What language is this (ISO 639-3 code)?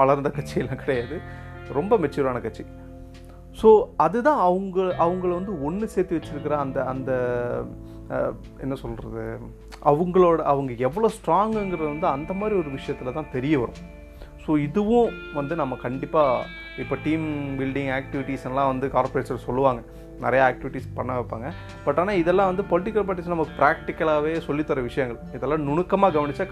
tam